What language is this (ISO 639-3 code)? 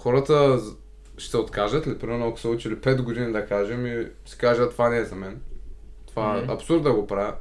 bul